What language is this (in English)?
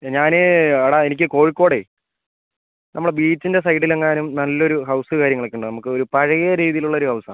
Malayalam